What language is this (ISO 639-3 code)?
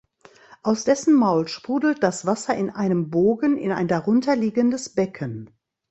deu